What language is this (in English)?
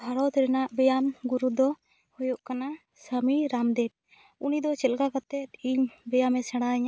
Santali